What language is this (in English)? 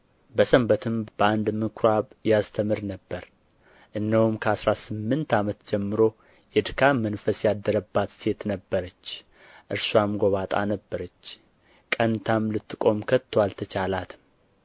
Amharic